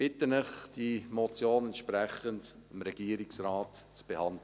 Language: Swiss German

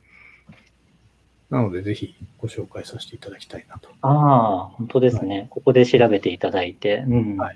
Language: Japanese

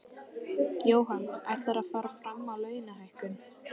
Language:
Icelandic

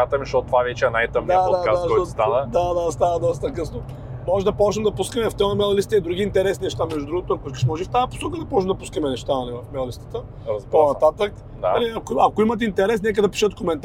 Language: Bulgarian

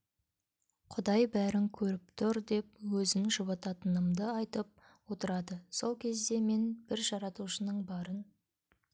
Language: Kazakh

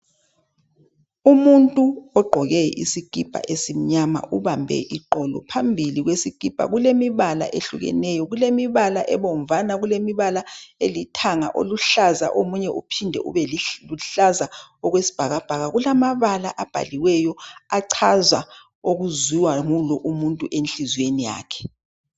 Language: North Ndebele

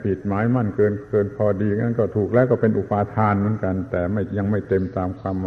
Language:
Thai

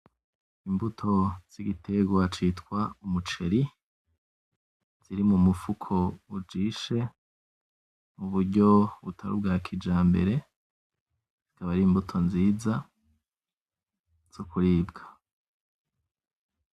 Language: Rundi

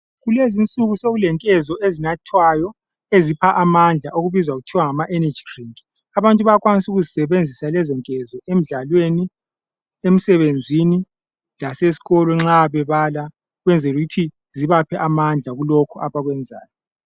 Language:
North Ndebele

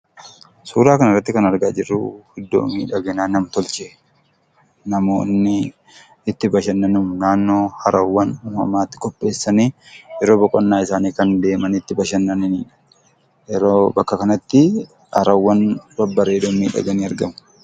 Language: Oromo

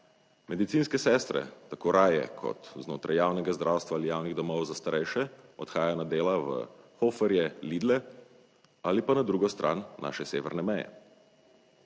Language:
Slovenian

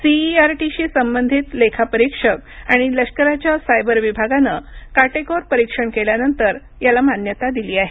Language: Marathi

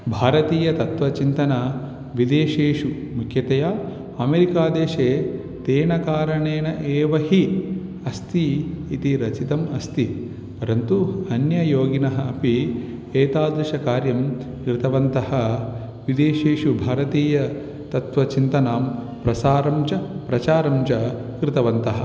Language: Sanskrit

